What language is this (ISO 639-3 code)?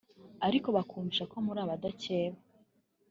kin